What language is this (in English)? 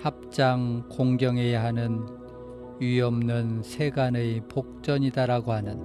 Korean